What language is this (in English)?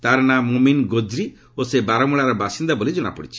Odia